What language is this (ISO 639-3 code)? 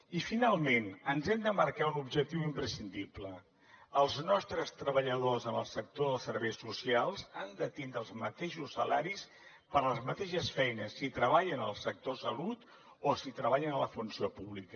cat